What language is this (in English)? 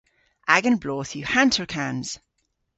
Cornish